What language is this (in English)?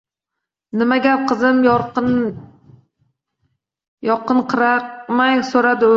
Uzbek